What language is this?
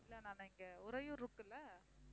Tamil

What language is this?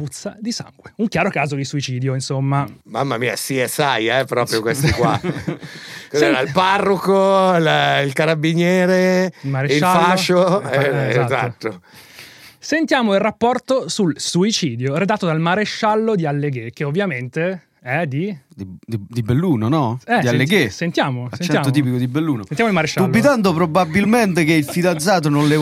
Italian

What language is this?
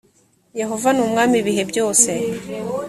Kinyarwanda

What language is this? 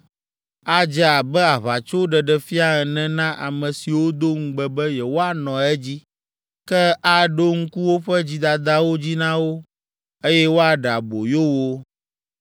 Ewe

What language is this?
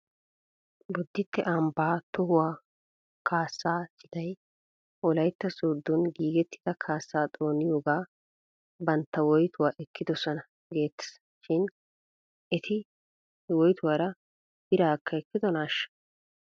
Wolaytta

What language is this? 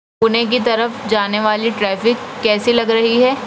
Urdu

